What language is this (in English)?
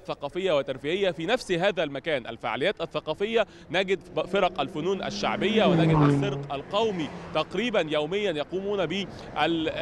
Arabic